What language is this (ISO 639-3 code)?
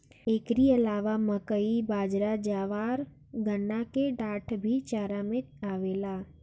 bho